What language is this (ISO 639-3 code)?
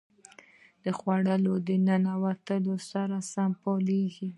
pus